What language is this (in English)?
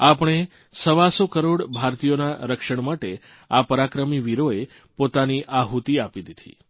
Gujarati